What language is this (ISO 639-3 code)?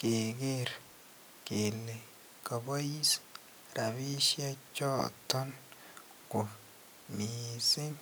kln